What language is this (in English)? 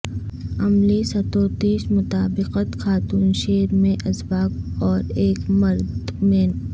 Urdu